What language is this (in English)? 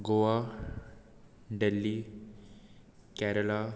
Konkani